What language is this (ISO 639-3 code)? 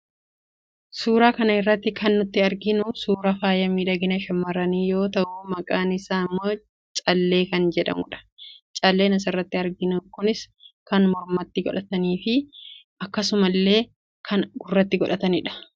orm